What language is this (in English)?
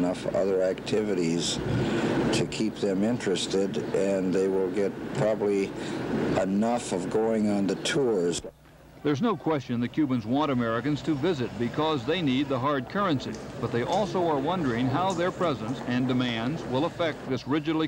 English